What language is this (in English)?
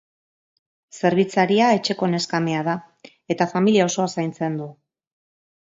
Basque